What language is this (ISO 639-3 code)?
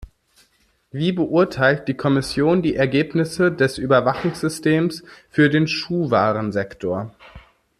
deu